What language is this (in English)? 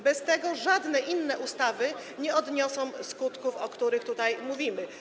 Polish